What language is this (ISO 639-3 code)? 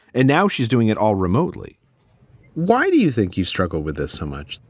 eng